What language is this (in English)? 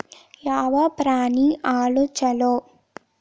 Kannada